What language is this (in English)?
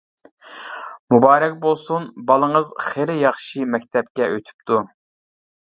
Uyghur